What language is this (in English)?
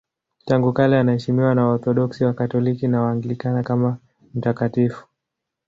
Swahili